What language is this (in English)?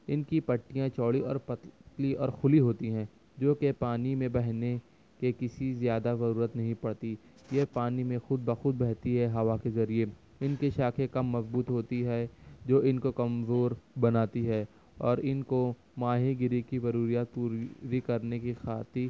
Urdu